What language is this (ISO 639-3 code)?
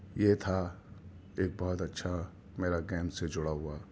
urd